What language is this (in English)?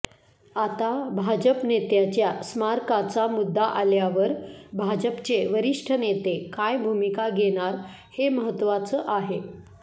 Marathi